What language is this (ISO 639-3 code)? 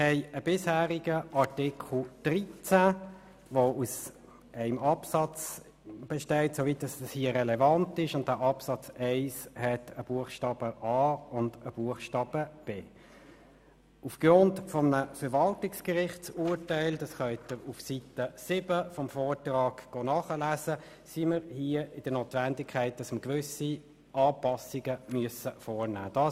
gsw